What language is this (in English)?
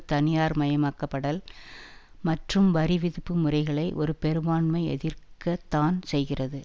Tamil